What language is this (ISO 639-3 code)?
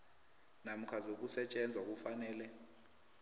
nbl